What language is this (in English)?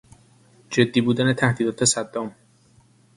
Persian